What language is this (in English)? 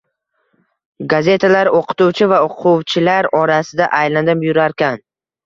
Uzbek